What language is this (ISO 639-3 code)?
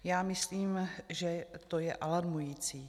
ces